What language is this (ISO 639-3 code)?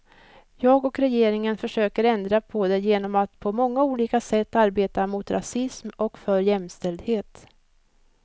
swe